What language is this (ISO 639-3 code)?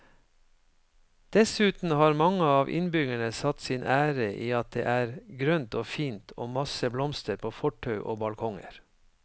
nor